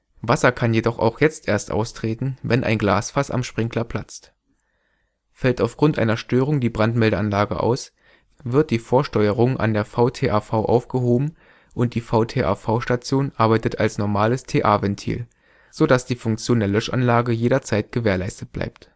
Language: German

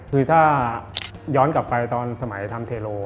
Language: Thai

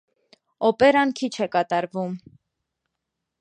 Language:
Armenian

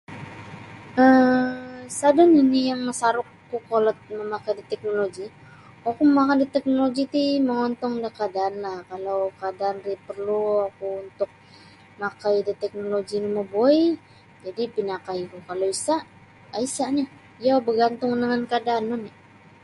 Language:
Sabah Bisaya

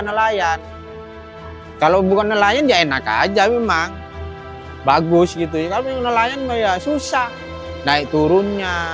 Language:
Indonesian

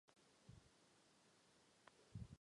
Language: Czech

